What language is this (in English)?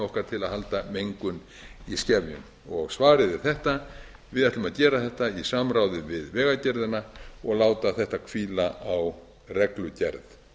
Icelandic